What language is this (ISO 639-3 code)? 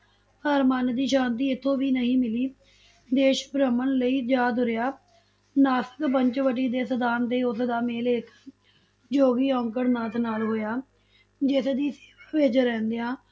pan